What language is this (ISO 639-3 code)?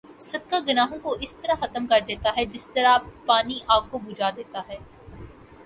urd